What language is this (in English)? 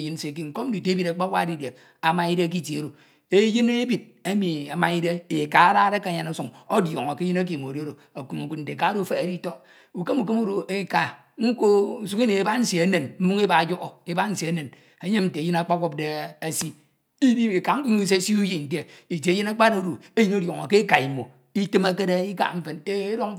Ito